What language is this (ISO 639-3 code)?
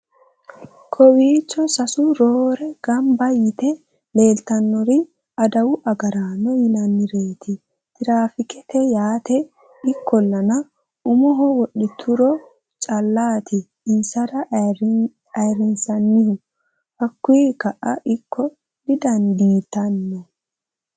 sid